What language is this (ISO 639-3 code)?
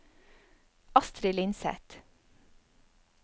nor